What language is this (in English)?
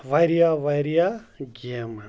Kashmiri